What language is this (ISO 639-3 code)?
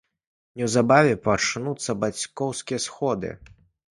bel